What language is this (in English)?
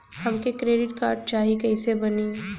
Bhojpuri